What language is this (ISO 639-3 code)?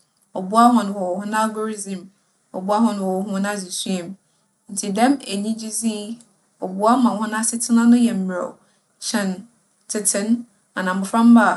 aka